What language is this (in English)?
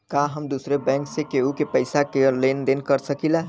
Bhojpuri